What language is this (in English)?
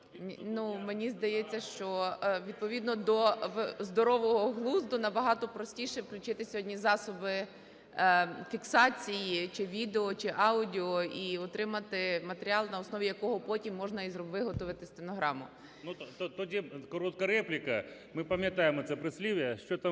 Ukrainian